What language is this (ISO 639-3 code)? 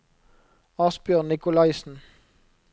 nor